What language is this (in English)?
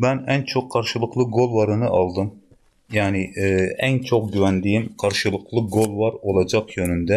Turkish